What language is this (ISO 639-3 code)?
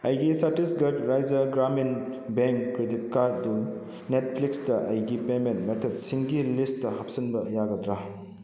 mni